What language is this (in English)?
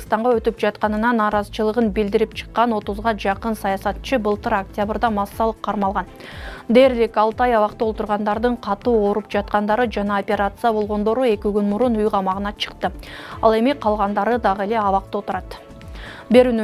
Turkish